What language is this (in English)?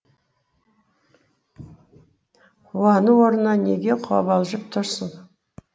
Kazakh